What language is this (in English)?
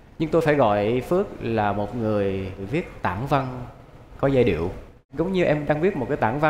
Vietnamese